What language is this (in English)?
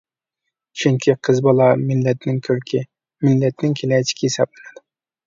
Uyghur